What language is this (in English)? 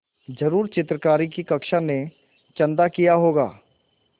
Hindi